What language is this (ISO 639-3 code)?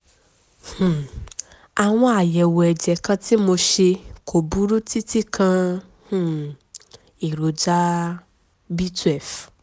yor